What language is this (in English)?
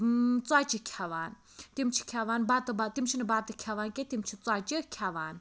Kashmiri